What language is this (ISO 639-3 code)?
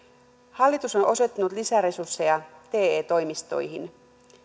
fin